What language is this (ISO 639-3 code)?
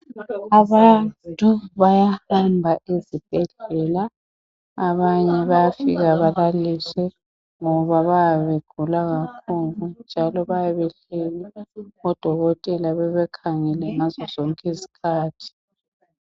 nde